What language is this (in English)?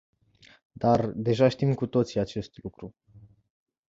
Romanian